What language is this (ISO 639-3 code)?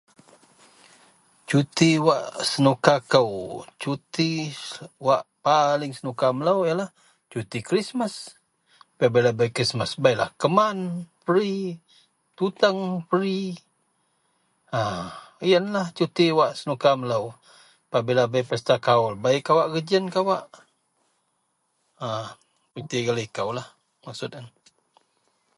mel